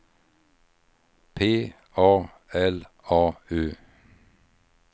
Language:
Swedish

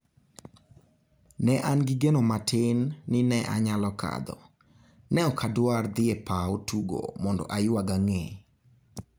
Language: Luo (Kenya and Tanzania)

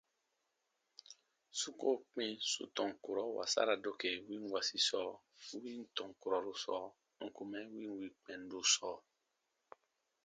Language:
Baatonum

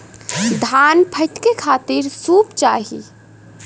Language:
Bhojpuri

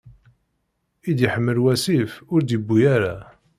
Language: Kabyle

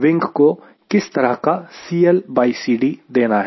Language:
Hindi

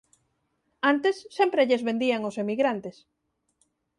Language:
Galician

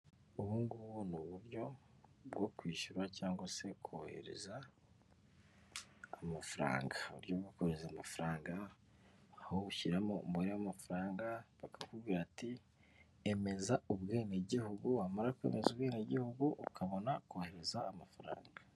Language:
Kinyarwanda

